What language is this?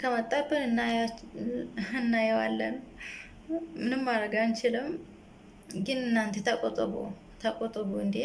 Indonesian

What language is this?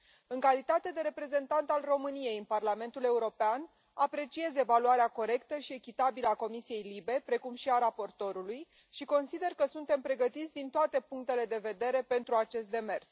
Romanian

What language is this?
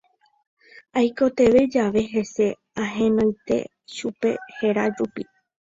Guarani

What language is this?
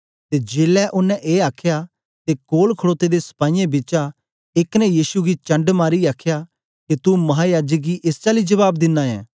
Dogri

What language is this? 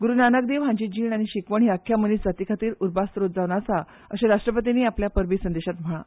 Konkani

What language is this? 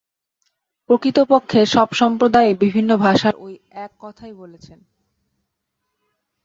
Bangla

